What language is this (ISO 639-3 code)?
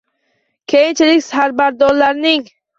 uzb